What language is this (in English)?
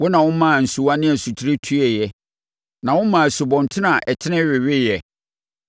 Akan